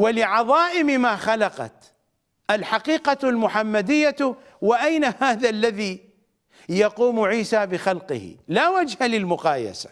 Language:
Arabic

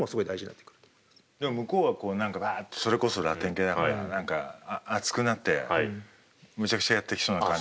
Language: Japanese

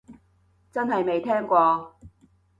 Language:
Cantonese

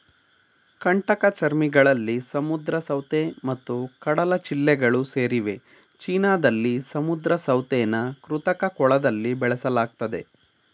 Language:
Kannada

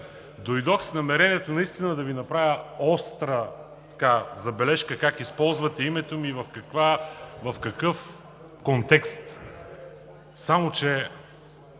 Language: Bulgarian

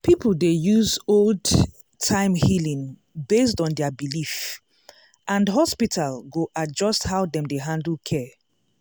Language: Nigerian Pidgin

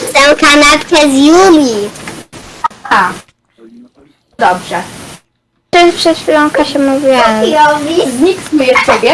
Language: Polish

